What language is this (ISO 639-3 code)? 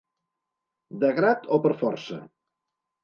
cat